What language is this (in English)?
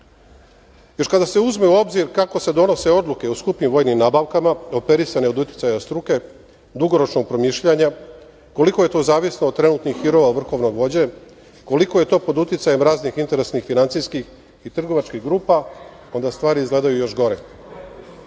Serbian